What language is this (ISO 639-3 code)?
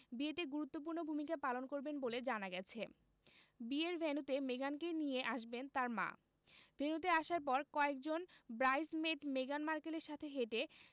ben